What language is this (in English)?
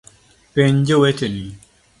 Luo (Kenya and Tanzania)